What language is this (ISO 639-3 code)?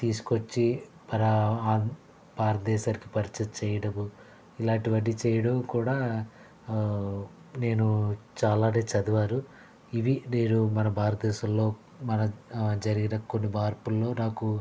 tel